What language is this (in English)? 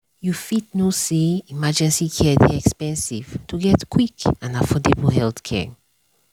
Nigerian Pidgin